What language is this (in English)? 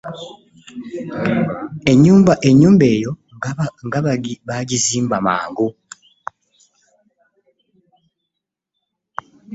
Ganda